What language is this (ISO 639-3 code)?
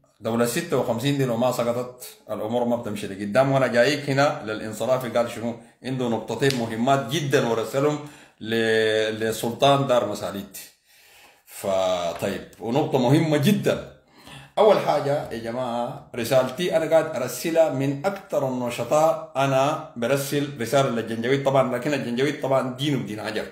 ara